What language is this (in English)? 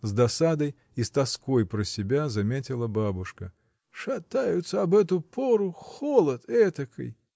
Russian